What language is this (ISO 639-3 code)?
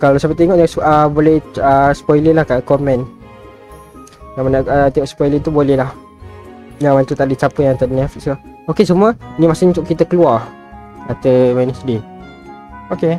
msa